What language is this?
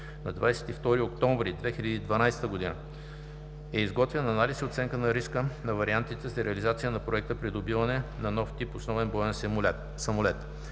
Bulgarian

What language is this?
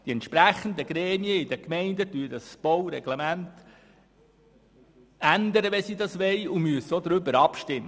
Swiss German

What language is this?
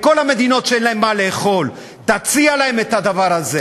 Hebrew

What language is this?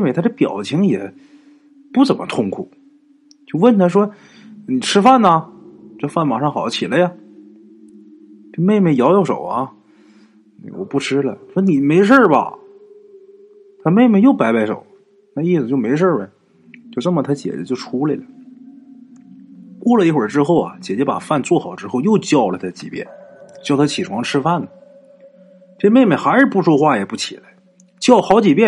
Chinese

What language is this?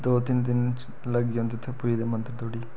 Dogri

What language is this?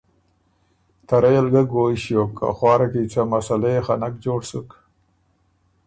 Ormuri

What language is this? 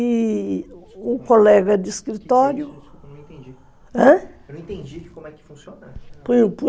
Portuguese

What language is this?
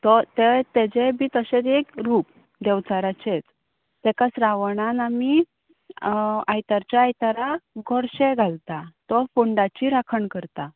Konkani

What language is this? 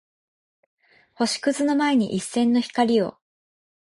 Japanese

